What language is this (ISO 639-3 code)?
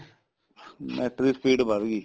pan